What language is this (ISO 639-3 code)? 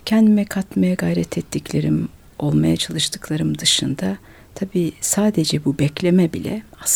tur